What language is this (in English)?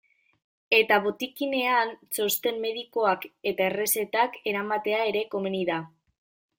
Basque